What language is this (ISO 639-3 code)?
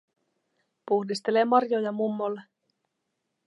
fin